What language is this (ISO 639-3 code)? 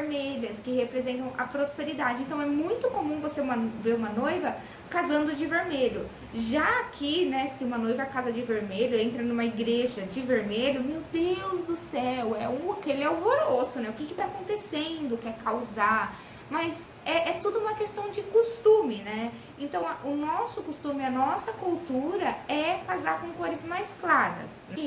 por